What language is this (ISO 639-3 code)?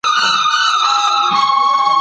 pus